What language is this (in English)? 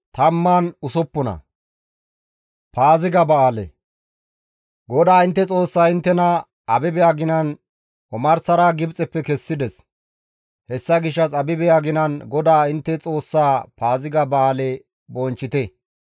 Gamo